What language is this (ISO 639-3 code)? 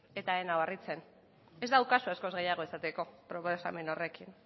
eus